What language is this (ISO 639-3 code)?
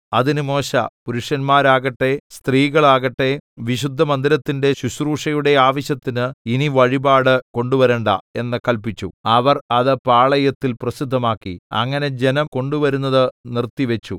mal